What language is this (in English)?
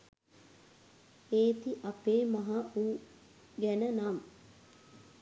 Sinhala